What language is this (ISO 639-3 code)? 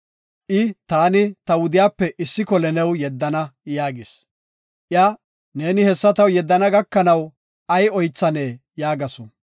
gof